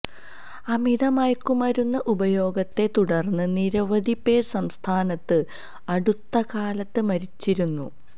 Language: Malayalam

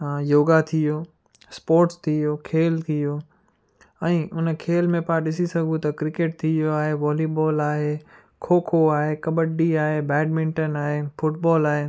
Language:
Sindhi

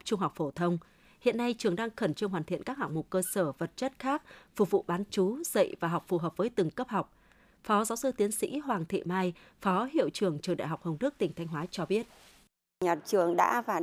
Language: Vietnamese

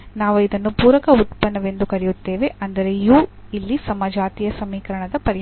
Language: Kannada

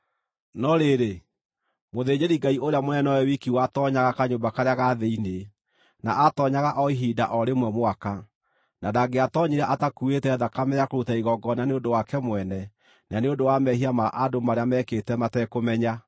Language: Kikuyu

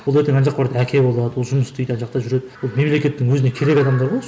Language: Kazakh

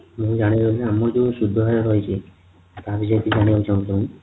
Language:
Odia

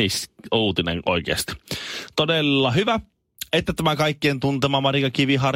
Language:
Finnish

